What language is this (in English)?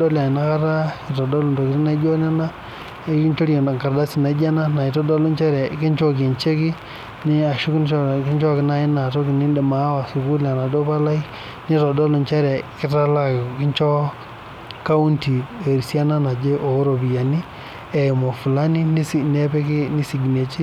Masai